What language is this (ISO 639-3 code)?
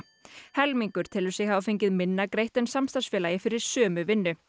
isl